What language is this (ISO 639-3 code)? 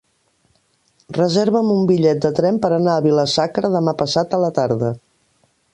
cat